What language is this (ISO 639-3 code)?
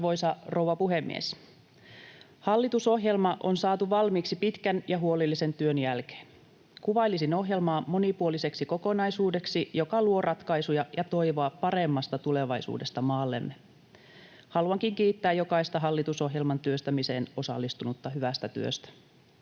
fin